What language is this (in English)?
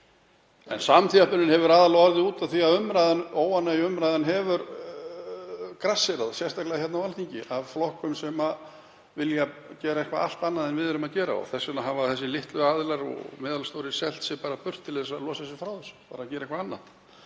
Icelandic